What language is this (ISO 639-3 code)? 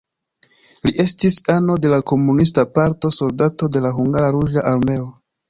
epo